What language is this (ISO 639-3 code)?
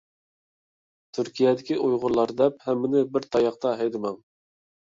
uig